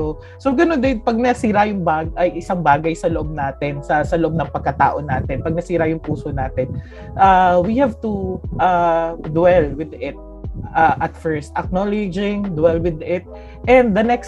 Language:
Filipino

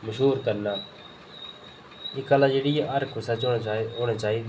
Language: Dogri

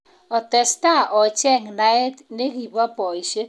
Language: Kalenjin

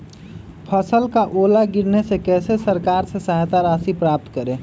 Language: Magahi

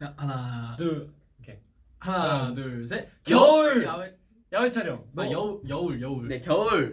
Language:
Korean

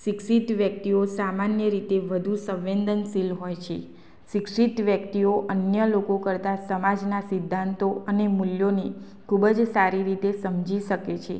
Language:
Gujarati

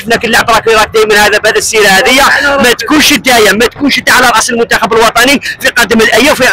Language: Arabic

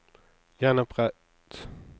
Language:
Norwegian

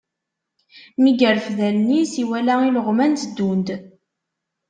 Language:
Kabyle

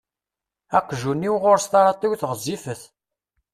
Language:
Kabyle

